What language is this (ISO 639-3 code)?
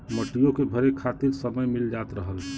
bho